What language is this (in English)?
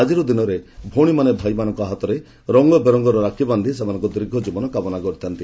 Odia